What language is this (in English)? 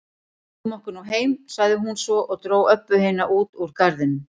Icelandic